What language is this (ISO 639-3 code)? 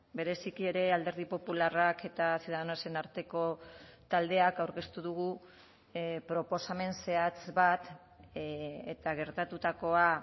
eus